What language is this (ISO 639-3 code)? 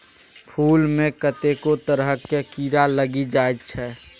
mai